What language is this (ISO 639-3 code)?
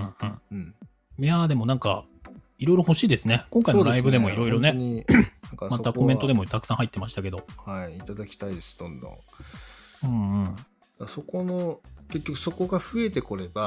jpn